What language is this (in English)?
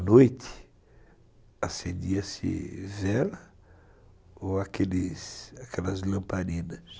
Portuguese